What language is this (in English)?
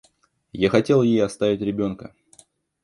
Russian